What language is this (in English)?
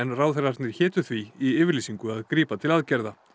Icelandic